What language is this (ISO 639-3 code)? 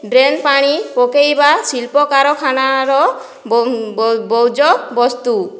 ori